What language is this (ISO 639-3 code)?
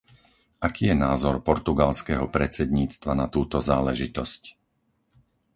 slk